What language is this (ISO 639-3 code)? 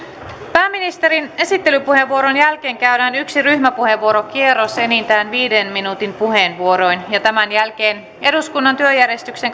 fin